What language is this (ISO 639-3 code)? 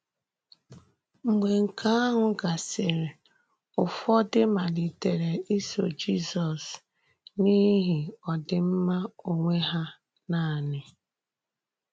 ibo